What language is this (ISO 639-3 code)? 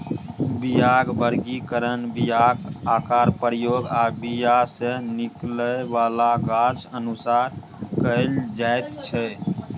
mai